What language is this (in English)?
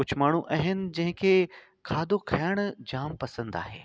Sindhi